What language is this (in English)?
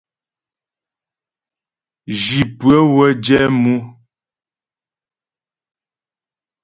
Ghomala